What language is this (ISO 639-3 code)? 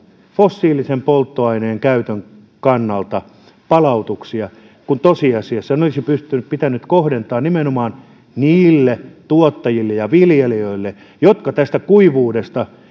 fin